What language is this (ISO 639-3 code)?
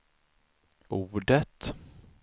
swe